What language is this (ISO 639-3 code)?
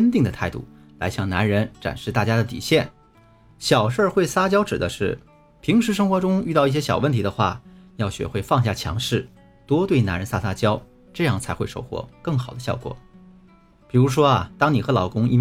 zho